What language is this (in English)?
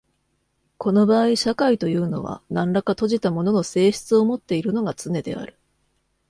Japanese